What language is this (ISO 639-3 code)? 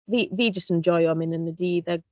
cym